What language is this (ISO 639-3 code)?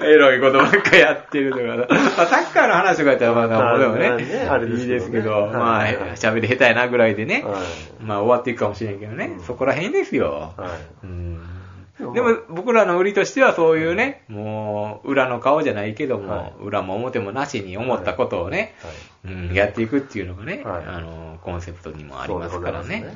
jpn